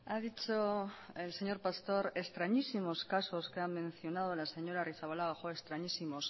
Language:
Spanish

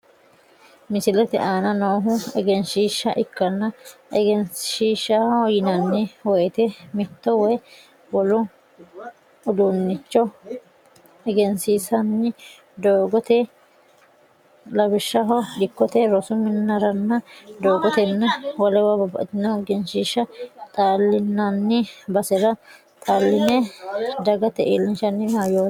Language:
Sidamo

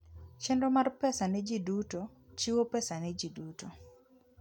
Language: Luo (Kenya and Tanzania)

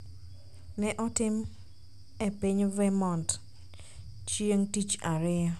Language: Luo (Kenya and Tanzania)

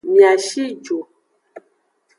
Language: Aja (Benin)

